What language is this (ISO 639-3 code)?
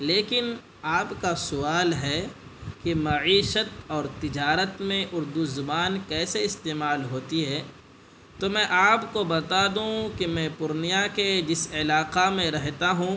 urd